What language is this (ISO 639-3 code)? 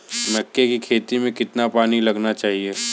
hin